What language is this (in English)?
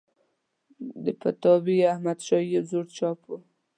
Pashto